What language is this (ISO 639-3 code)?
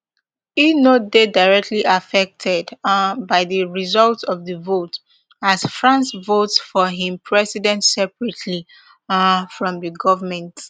pcm